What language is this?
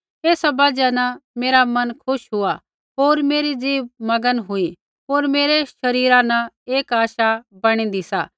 Kullu Pahari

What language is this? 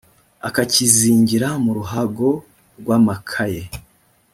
Kinyarwanda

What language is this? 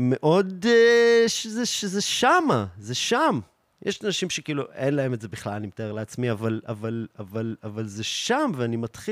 Hebrew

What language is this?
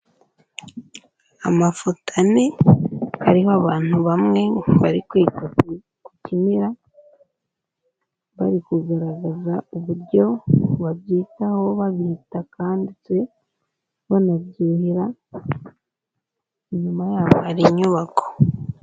Kinyarwanda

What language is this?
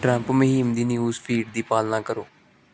Punjabi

